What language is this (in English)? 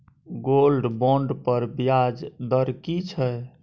Maithili